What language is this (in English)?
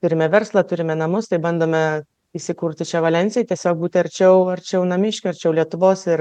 Lithuanian